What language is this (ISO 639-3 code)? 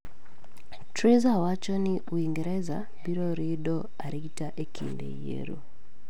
luo